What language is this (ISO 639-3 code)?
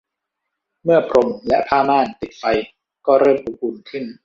tha